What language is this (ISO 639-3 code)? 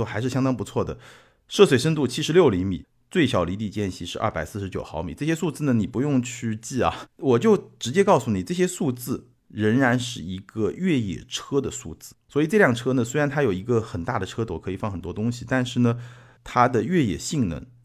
zho